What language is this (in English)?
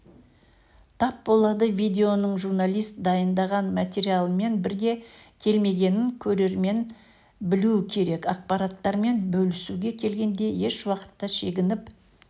Kazakh